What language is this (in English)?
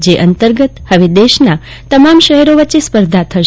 Gujarati